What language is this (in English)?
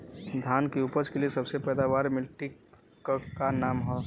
Bhojpuri